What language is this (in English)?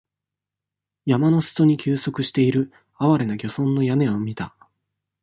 Japanese